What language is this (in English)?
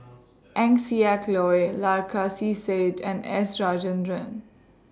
English